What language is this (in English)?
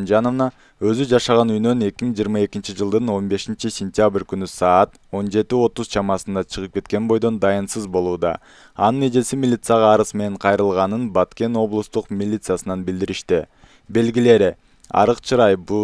Turkish